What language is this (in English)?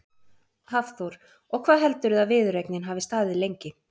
Icelandic